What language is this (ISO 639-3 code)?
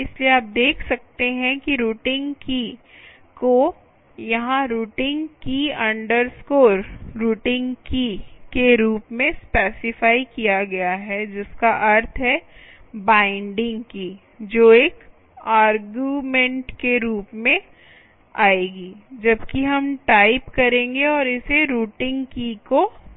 hin